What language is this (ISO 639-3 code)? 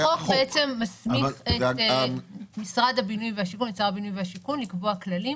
heb